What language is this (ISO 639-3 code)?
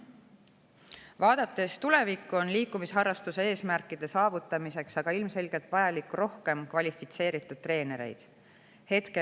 est